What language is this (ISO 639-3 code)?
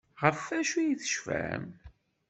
kab